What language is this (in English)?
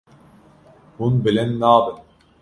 Kurdish